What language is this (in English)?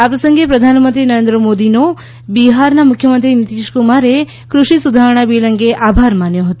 Gujarati